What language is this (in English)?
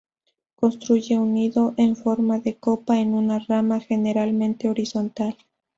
Spanish